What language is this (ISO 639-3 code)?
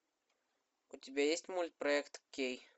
rus